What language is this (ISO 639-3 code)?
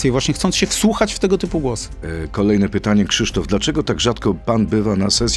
pol